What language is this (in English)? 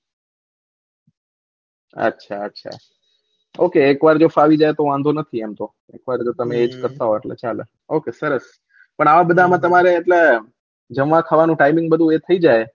Gujarati